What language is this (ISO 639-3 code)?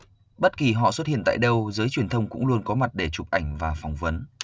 vie